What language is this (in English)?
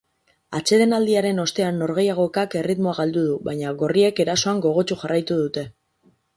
Basque